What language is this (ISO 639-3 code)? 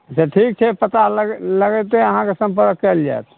mai